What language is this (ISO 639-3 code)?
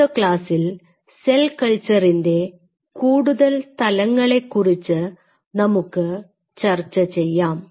mal